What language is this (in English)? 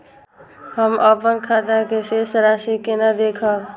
Maithili